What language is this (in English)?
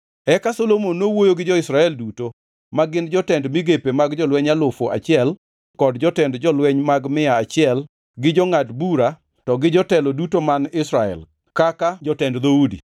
Luo (Kenya and Tanzania)